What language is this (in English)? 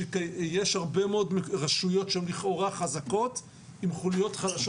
Hebrew